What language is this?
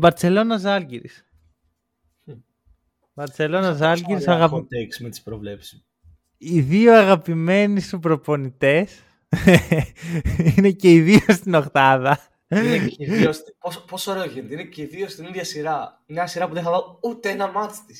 Greek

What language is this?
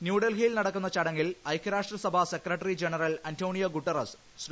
Malayalam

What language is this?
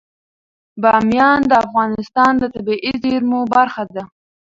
Pashto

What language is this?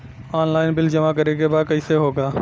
Bhojpuri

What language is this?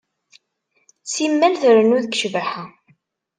Kabyle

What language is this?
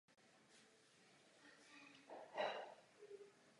Czech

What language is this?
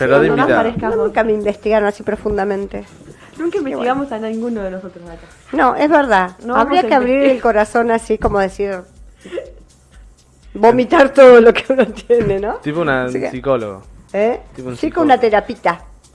Spanish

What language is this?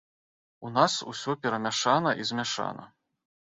Belarusian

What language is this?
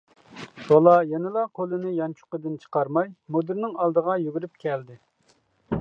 Uyghur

